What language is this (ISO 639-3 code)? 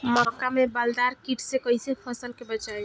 bho